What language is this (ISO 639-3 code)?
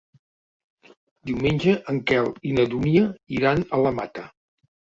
cat